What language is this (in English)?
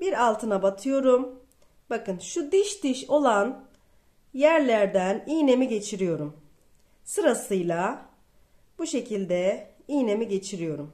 Turkish